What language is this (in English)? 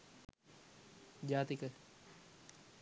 Sinhala